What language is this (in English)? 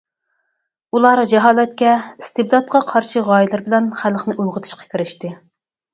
Uyghur